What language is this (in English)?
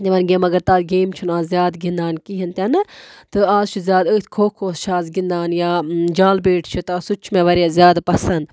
Kashmiri